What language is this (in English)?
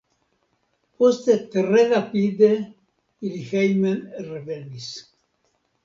Esperanto